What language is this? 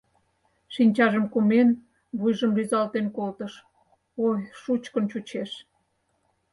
Mari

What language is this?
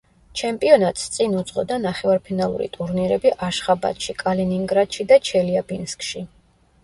Georgian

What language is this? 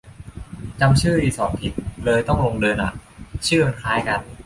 Thai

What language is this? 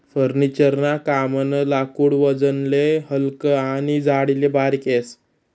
Marathi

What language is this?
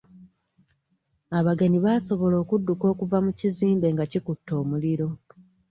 Ganda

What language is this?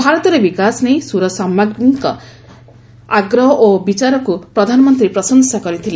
Odia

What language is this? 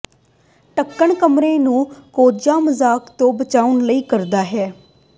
Punjabi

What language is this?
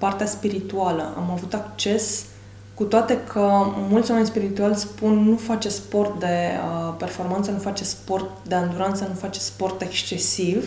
Romanian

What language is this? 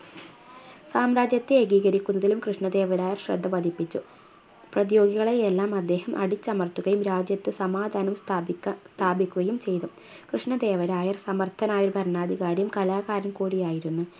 Malayalam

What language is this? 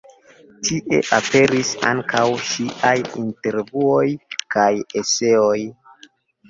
Esperanto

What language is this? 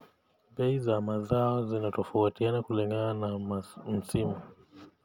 Kalenjin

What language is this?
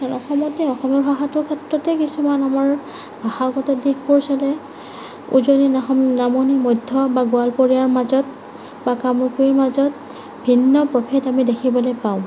Assamese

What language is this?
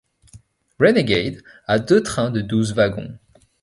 French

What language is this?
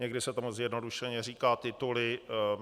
Czech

